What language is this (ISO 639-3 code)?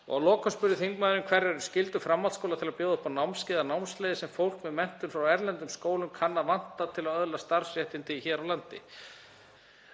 isl